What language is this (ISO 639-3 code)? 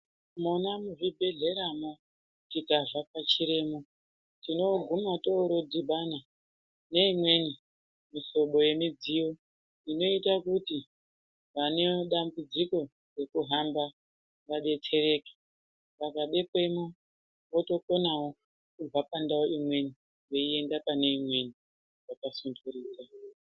ndc